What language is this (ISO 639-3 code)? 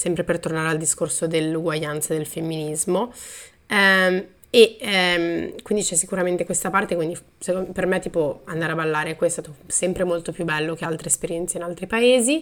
ita